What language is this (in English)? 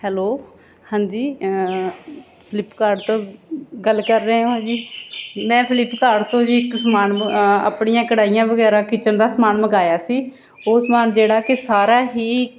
Punjabi